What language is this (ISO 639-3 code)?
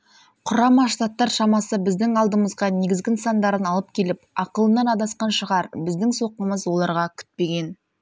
kaz